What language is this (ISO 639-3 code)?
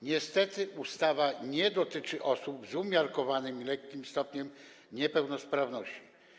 pol